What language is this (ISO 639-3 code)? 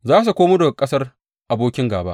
hau